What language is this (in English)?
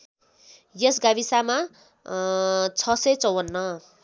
Nepali